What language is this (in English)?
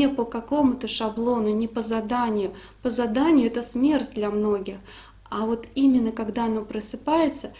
Italian